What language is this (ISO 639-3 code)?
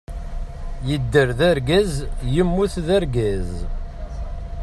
kab